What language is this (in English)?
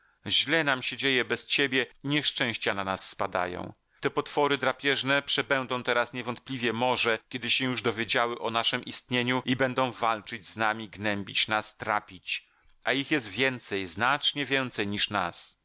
Polish